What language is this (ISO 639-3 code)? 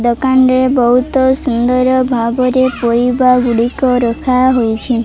ori